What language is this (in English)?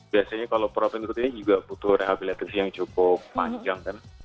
Indonesian